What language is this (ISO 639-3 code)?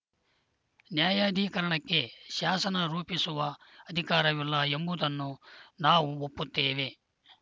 kan